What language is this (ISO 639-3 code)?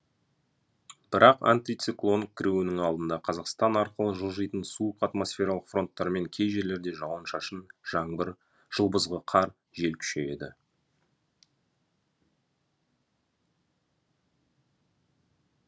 kaz